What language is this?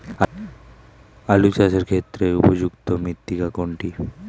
Bangla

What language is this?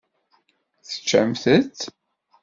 Kabyle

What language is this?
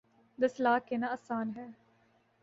Urdu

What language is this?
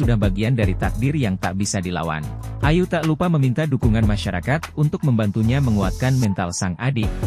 Indonesian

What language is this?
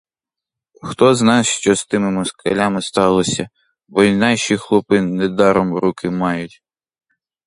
Ukrainian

